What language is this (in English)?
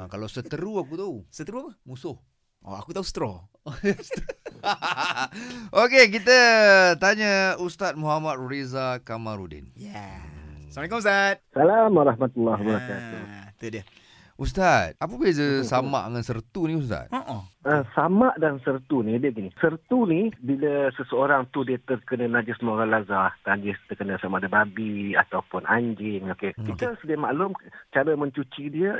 Malay